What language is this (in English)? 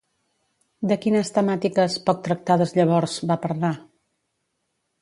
Catalan